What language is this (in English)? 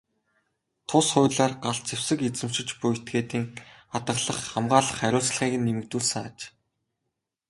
Mongolian